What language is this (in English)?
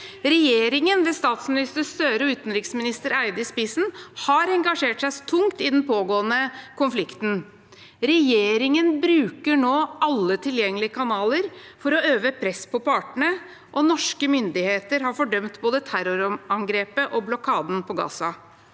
Norwegian